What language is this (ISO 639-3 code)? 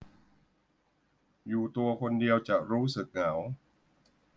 tha